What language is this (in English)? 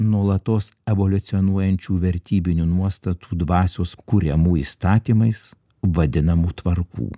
Lithuanian